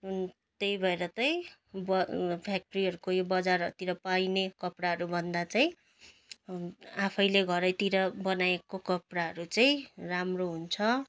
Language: Nepali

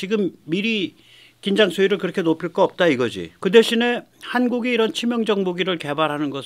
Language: Korean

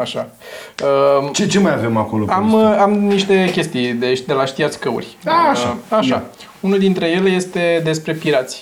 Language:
Romanian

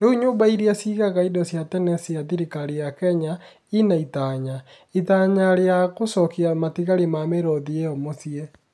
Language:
Kikuyu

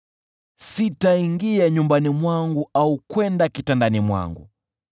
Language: Swahili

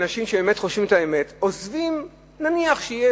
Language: Hebrew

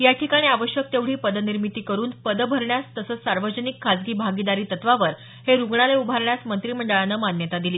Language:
Marathi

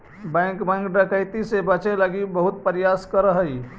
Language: Magahi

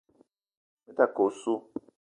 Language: Eton (Cameroon)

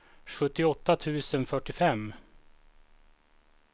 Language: Swedish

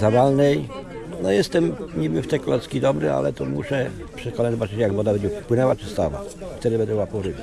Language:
Polish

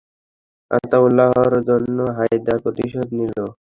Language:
Bangla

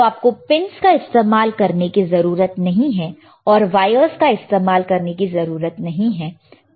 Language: Hindi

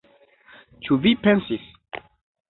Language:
Esperanto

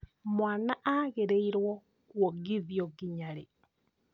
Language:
Kikuyu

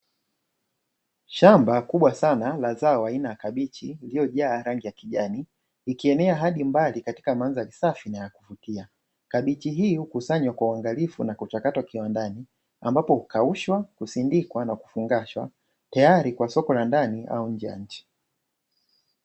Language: Swahili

